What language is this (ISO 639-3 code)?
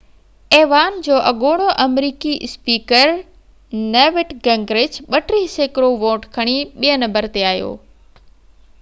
snd